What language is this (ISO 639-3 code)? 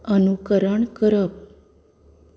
kok